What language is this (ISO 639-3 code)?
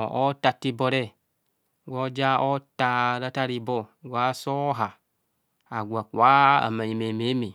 bcs